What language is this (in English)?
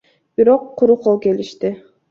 Kyrgyz